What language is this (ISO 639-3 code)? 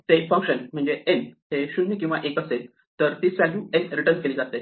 mar